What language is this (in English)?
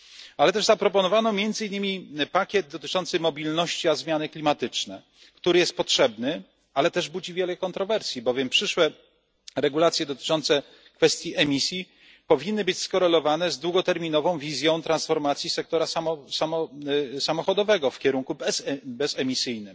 Polish